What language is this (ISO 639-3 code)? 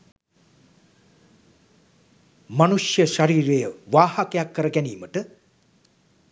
sin